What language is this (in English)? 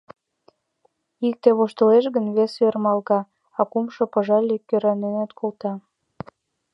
Mari